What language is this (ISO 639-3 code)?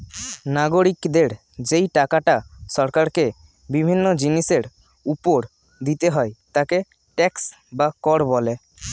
ben